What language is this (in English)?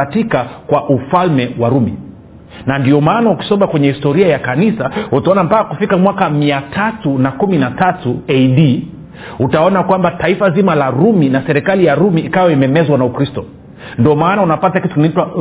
Swahili